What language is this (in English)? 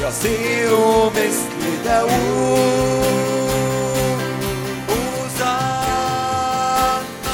Arabic